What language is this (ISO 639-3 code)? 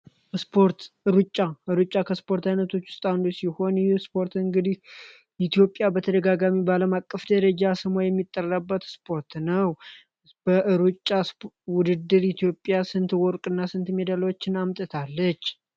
amh